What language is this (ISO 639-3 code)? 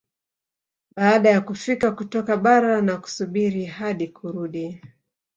swa